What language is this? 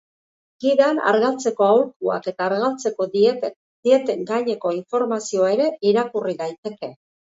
Basque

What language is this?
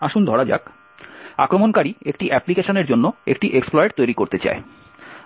Bangla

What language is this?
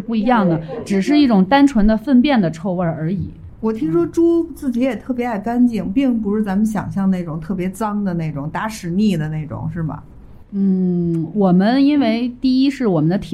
Chinese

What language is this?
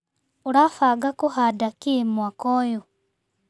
Kikuyu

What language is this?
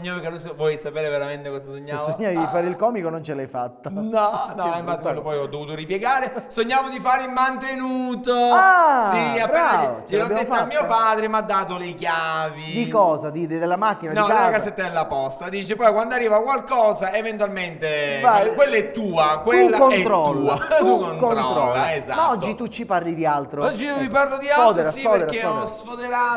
Italian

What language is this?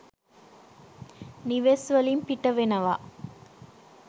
Sinhala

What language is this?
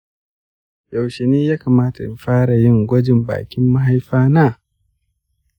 Hausa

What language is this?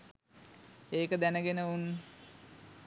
Sinhala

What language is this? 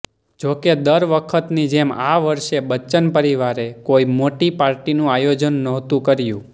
Gujarati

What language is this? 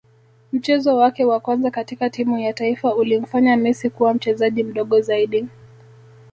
Swahili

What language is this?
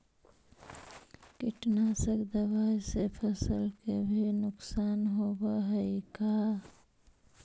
Magahi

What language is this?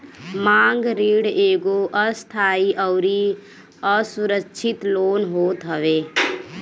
Bhojpuri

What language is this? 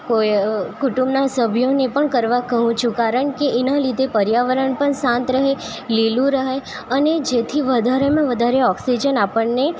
Gujarati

